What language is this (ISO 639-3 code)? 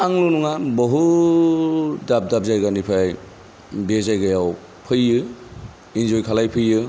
brx